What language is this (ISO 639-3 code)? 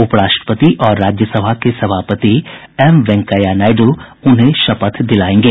hin